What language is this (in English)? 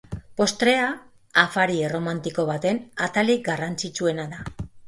Basque